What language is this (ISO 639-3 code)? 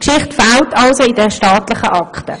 gsw